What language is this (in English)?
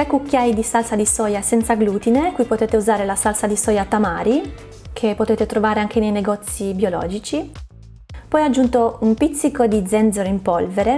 Italian